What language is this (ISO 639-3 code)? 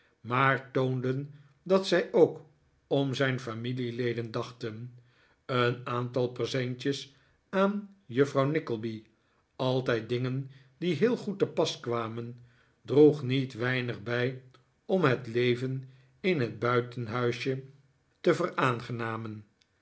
nld